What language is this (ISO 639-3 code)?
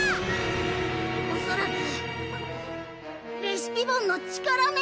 jpn